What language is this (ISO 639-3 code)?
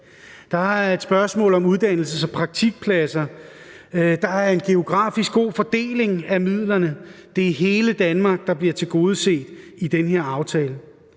dan